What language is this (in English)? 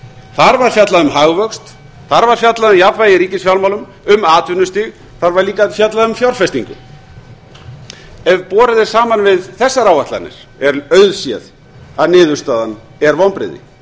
Icelandic